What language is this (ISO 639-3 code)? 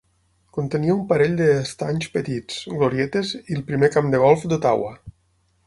cat